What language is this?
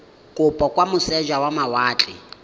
Tswana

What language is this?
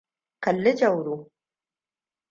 Hausa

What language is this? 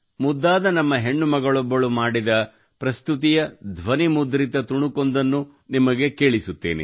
Kannada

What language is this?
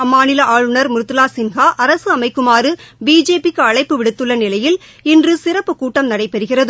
Tamil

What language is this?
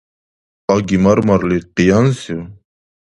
Dargwa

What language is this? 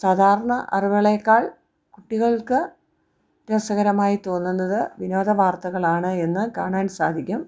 Malayalam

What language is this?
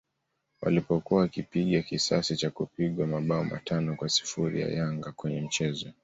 Swahili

